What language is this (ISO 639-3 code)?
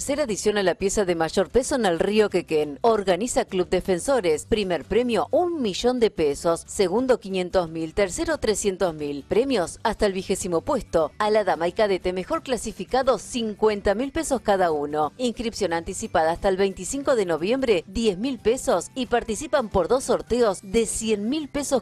spa